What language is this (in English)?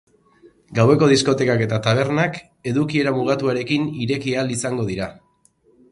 Basque